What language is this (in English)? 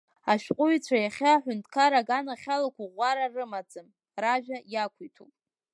Abkhazian